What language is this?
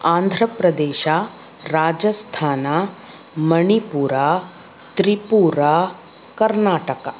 Kannada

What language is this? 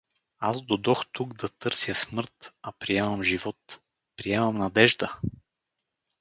Bulgarian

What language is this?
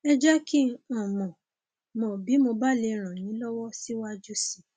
Yoruba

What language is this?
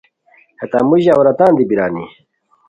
Khowar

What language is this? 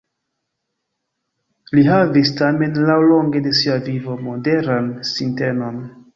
Esperanto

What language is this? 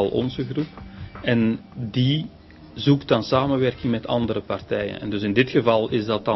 Dutch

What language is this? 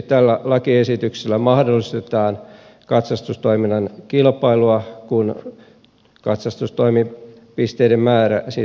Finnish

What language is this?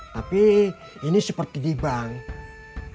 Indonesian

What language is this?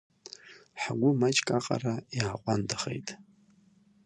Abkhazian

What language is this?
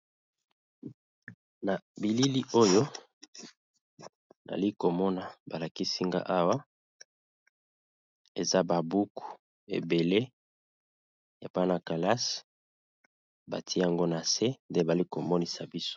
Lingala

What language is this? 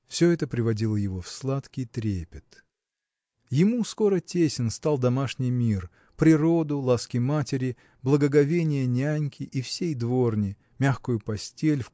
Russian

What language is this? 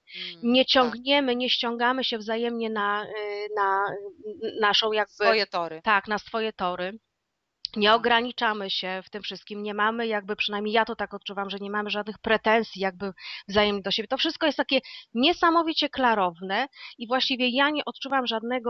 Polish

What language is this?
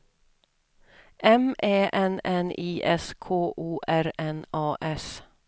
Swedish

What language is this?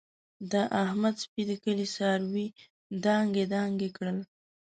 Pashto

